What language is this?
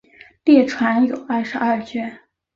Chinese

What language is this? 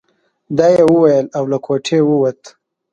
Pashto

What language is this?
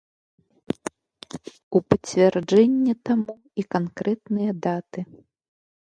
Belarusian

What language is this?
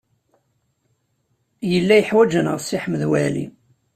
Kabyle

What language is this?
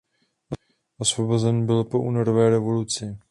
Czech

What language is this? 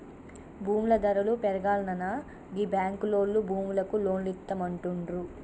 Telugu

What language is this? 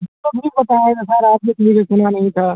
Urdu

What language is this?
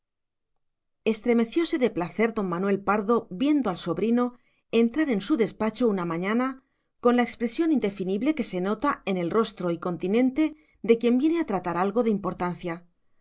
Spanish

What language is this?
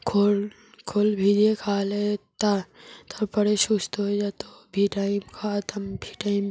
Bangla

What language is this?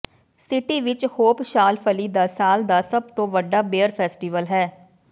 Punjabi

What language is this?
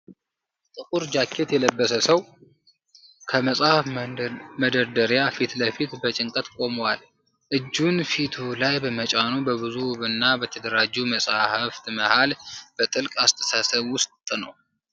Amharic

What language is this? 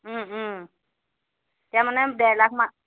Assamese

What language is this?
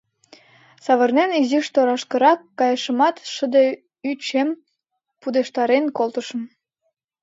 Mari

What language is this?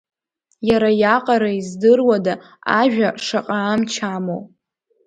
Abkhazian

